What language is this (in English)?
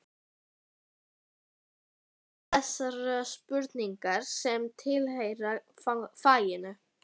Icelandic